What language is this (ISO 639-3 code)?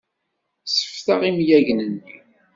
kab